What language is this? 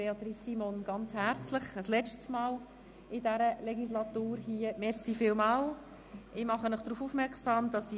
Swiss German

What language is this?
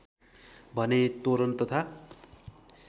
Nepali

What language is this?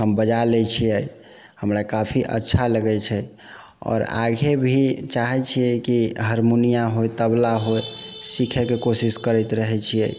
Maithili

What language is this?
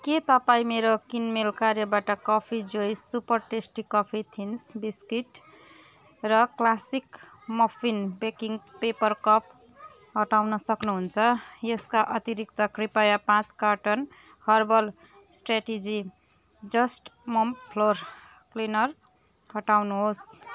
Nepali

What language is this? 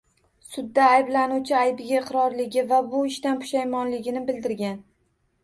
Uzbek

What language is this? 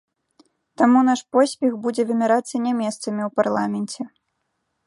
Belarusian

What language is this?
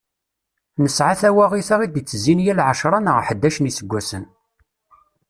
Kabyle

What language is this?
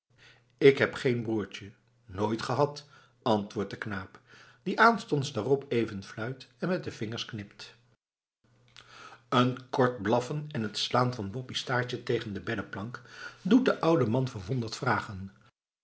Dutch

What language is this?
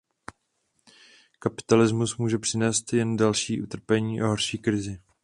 Czech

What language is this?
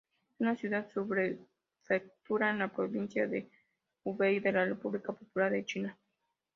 Spanish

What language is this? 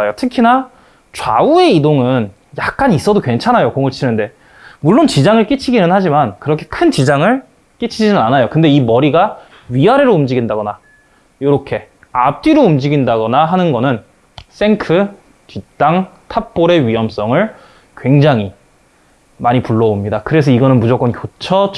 Korean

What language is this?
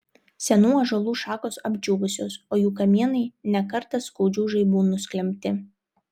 Lithuanian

